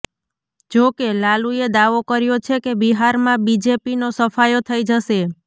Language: Gujarati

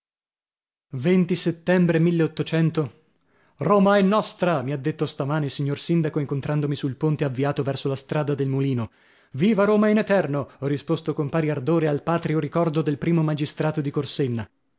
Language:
Italian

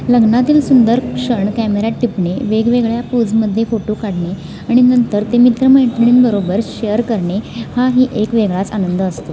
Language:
Marathi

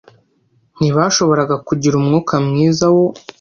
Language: Kinyarwanda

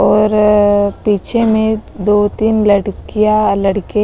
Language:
Hindi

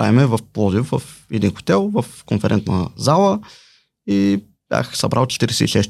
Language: Bulgarian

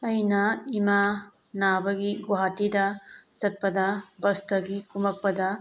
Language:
Manipuri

